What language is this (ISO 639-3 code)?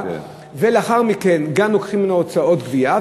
heb